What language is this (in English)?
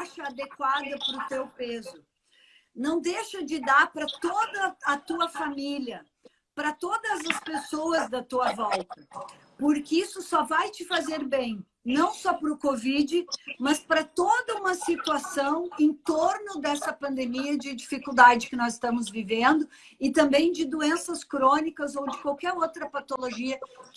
Portuguese